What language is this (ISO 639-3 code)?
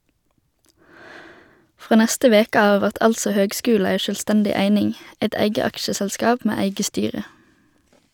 nor